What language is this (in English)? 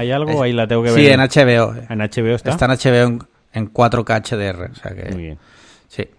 Spanish